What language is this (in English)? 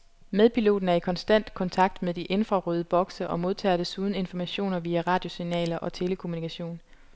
Danish